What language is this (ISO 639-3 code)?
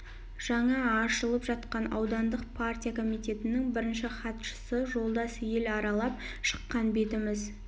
kaz